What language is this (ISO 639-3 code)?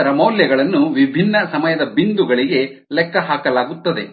kan